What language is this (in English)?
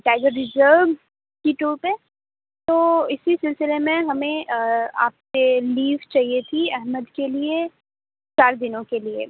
Urdu